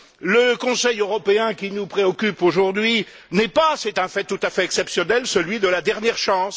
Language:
French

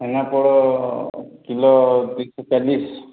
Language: Odia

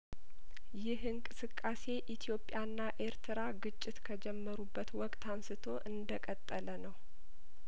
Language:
Amharic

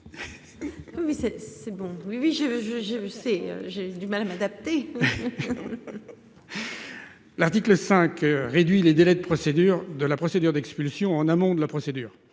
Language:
French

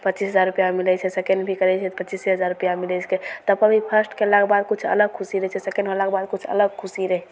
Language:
Maithili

